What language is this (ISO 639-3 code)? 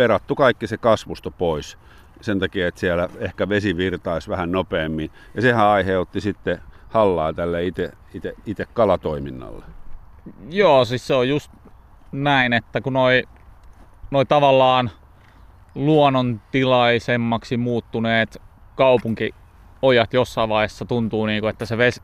fin